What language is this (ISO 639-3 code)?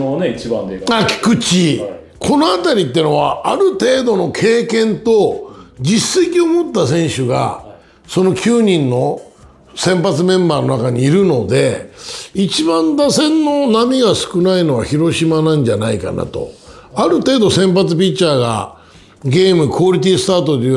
jpn